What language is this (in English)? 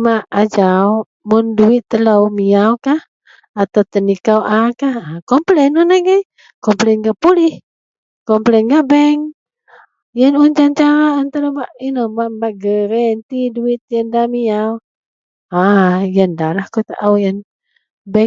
Central Melanau